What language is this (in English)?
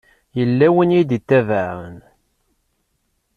Kabyle